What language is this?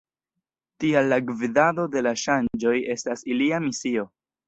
Esperanto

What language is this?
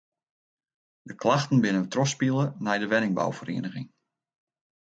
Western Frisian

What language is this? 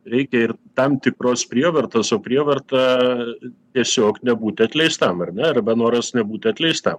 Lithuanian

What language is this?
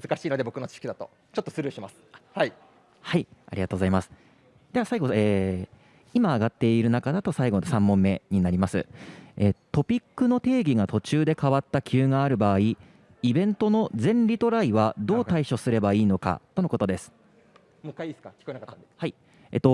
Japanese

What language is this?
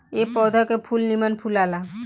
Bhojpuri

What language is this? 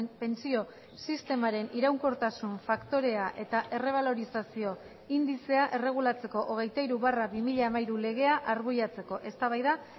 Basque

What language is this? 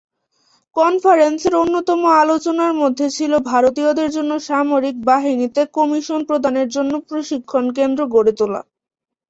Bangla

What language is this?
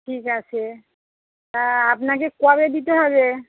Bangla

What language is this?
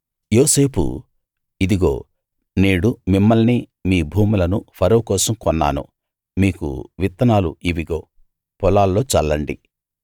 Telugu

